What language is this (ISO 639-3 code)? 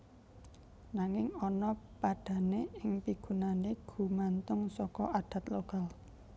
jav